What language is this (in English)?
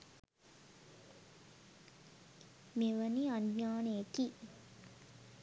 Sinhala